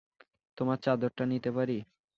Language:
Bangla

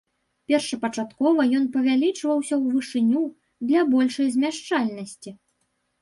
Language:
Belarusian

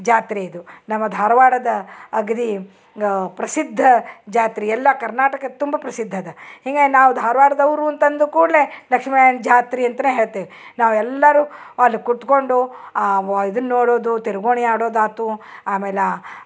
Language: Kannada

